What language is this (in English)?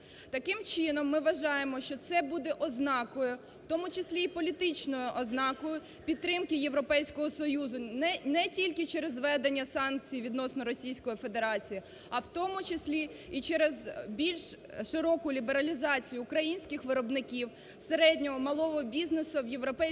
Ukrainian